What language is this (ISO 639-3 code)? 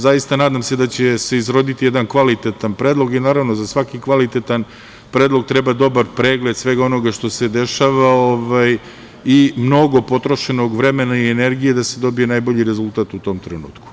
srp